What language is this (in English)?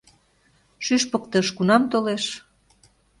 Mari